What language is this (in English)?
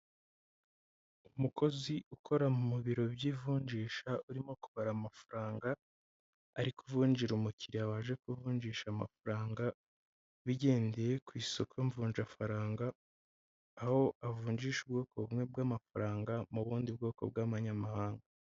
Kinyarwanda